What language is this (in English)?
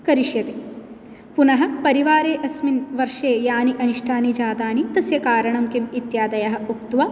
Sanskrit